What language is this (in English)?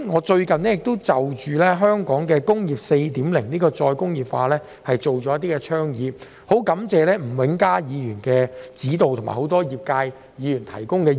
Cantonese